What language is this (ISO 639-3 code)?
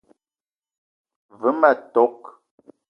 eto